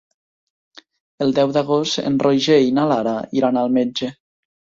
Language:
Catalan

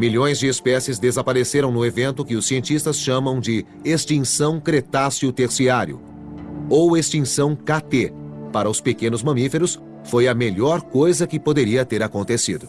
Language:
Portuguese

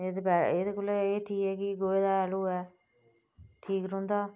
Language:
Dogri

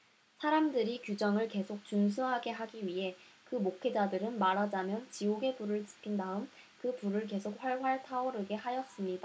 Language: Korean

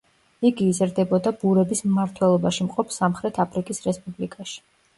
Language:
Georgian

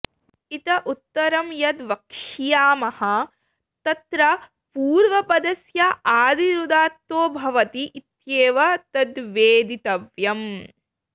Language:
Sanskrit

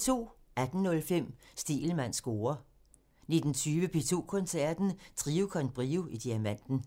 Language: Danish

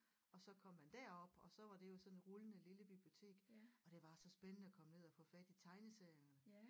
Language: Danish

